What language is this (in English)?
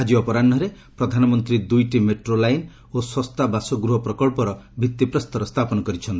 Odia